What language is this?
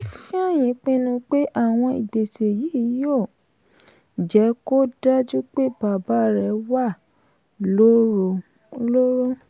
Yoruba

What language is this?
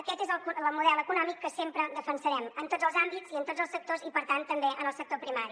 Catalan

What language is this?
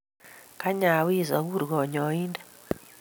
Kalenjin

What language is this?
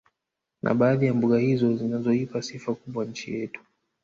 Swahili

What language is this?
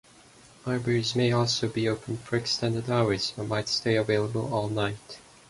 English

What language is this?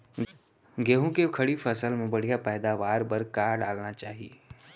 Chhattisgarhi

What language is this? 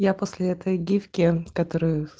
Russian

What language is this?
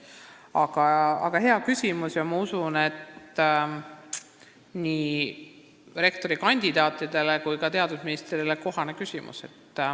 Estonian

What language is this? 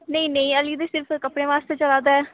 Dogri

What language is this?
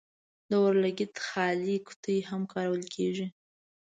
Pashto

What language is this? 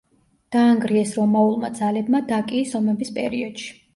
Georgian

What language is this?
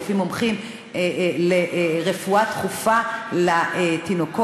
Hebrew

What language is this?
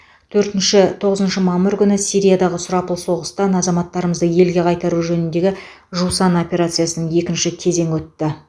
Kazakh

